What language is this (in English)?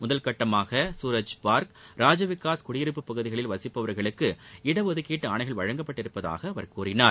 Tamil